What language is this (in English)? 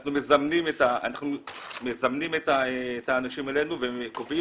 Hebrew